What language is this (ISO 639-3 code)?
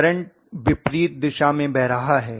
hin